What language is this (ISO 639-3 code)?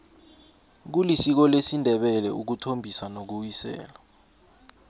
nbl